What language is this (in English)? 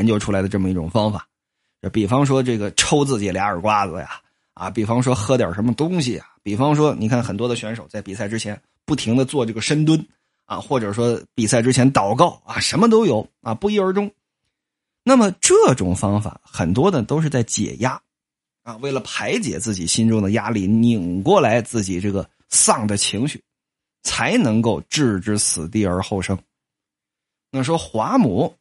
Chinese